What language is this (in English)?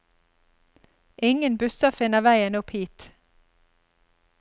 Norwegian